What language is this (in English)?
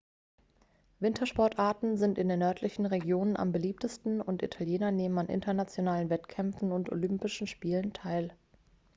German